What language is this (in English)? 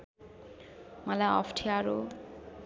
Nepali